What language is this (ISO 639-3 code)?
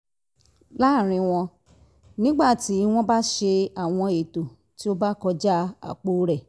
yor